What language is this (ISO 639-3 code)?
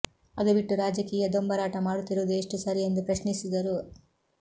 kan